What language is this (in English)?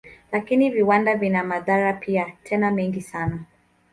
Swahili